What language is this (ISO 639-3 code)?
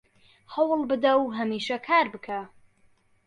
ckb